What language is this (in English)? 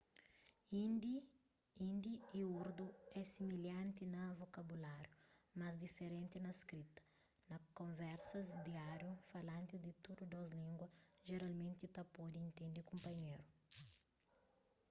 Kabuverdianu